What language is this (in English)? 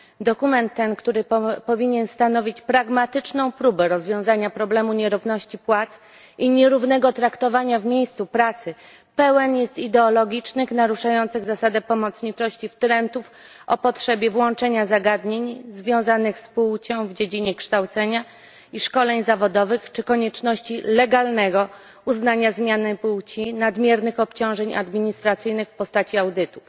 Polish